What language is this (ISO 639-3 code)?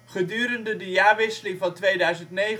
nld